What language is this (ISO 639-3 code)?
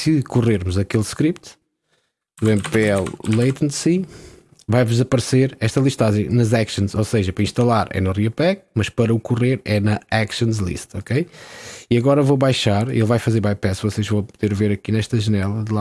por